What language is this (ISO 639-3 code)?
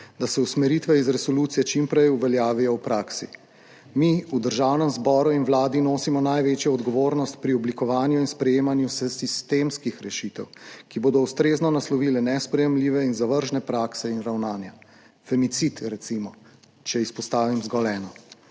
slv